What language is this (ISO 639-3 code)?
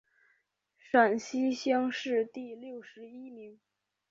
zho